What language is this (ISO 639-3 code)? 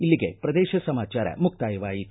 kan